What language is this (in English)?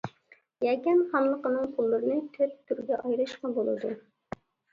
Uyghur